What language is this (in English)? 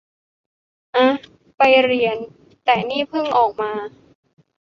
Thai